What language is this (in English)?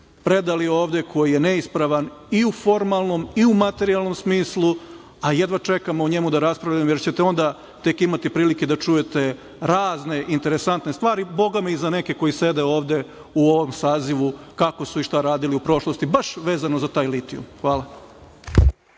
Serbian